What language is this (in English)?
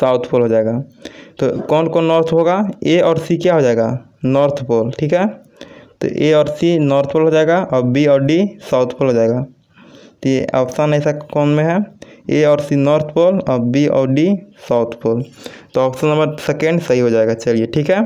Hindi